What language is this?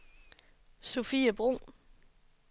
Danish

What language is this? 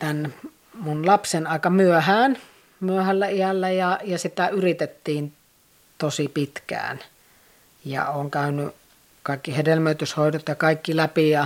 Finnish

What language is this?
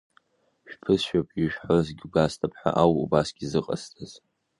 Abkhazian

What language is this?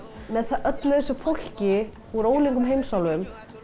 Icelandic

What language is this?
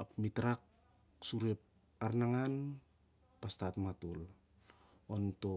Siar-Lak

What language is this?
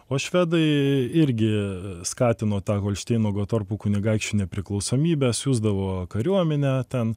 Lithuanian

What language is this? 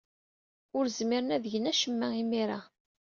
Kabyle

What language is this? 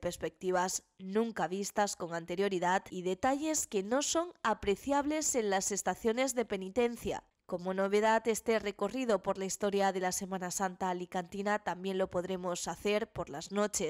Spanish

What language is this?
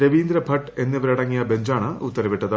Malayalam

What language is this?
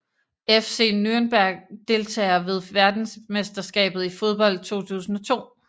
Danish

